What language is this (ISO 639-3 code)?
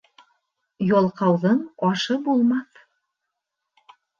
bak